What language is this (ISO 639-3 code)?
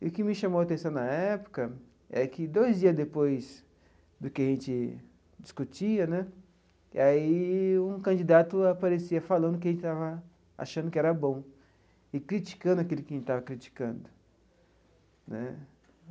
por